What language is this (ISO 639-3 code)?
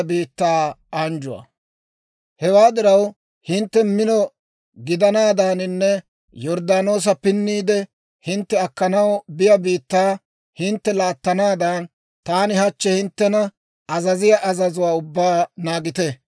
dwr